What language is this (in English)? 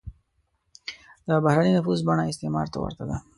Pashto